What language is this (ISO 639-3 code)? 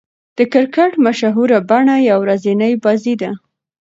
pus